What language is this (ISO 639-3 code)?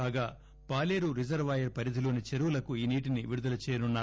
tel